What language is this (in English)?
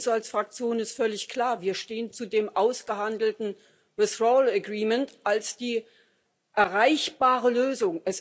German